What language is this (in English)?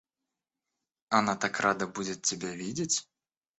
Russian